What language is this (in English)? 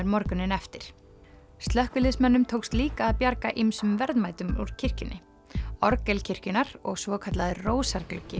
Icelandic